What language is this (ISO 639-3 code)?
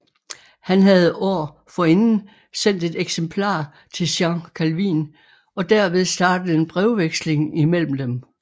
dan